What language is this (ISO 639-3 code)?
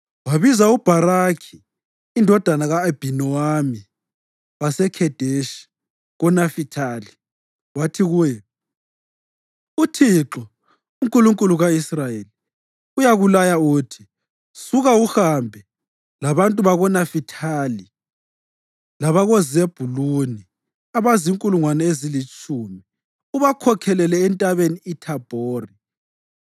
nde